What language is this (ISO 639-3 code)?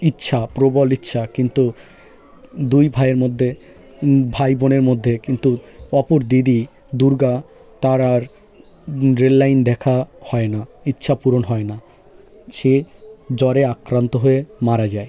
ben